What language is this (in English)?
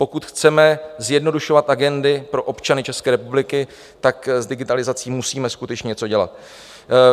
Czech